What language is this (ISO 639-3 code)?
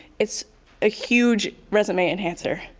eng